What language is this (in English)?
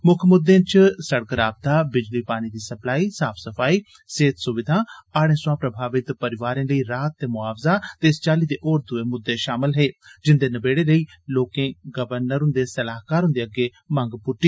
Dogri